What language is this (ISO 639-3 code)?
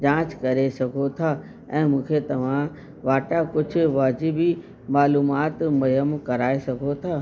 snd